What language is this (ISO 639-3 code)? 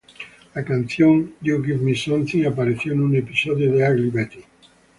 spa